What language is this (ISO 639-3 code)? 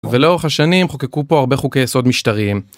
heb